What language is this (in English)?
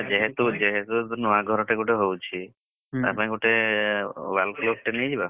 Odia